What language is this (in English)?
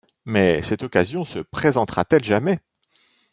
French